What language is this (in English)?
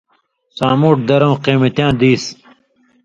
Indus Kohistani